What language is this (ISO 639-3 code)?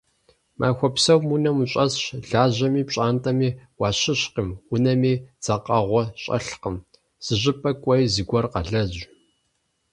kbd